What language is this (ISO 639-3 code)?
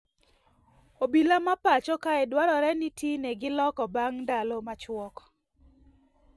luo